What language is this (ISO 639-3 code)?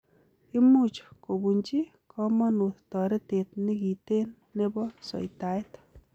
kln